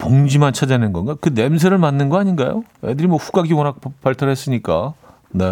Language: Korean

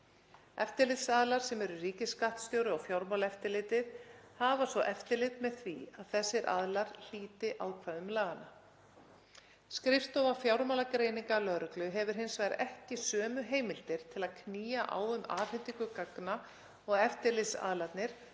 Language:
Icelandic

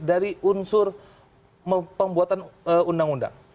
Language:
Indonesian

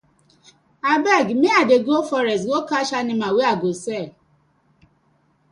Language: Nigerian Pidgin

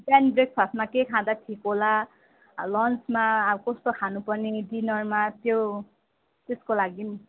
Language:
Nepali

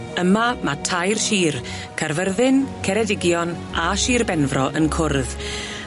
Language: Welsh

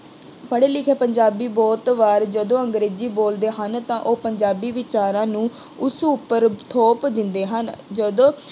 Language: Punjabi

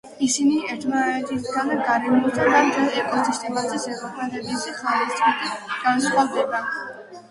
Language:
Georgian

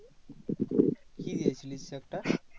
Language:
Bangla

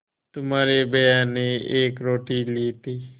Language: Hindi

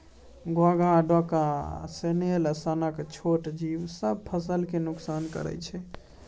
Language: Maithili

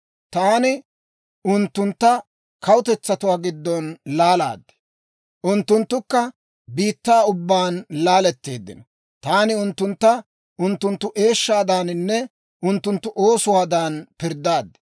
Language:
Dawro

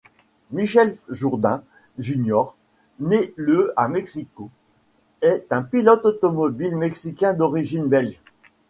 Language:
French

